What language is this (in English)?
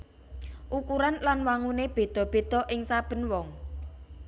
Javanese